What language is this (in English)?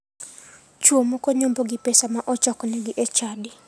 Luo (Kenya and Tanzania)